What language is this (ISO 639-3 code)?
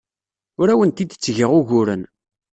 kab